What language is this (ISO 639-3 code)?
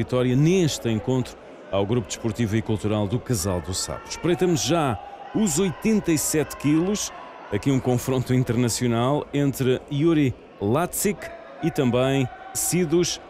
por